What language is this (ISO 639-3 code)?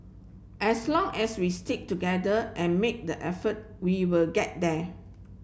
eng